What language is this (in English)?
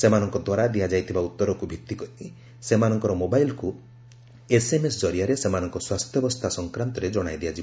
Odia